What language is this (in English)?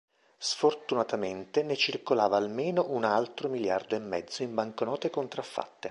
Italian